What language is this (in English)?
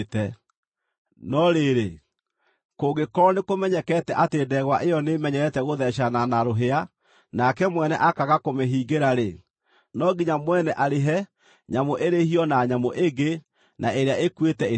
Kikuyu